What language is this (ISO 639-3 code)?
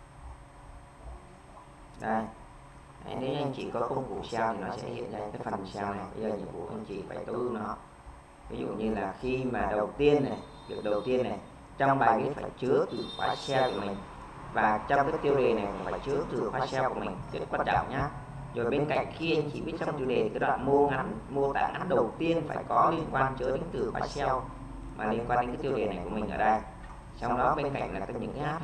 vie